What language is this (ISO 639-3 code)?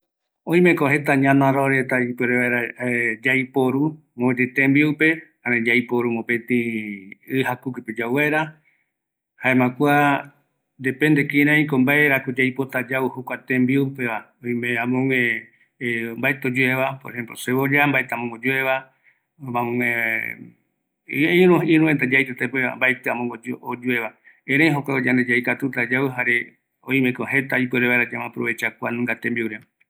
gui